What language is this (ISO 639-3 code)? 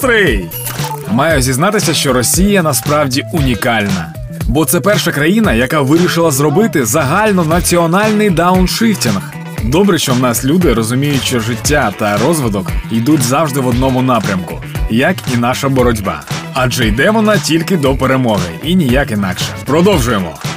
ukr